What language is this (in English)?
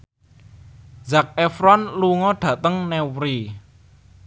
Javanese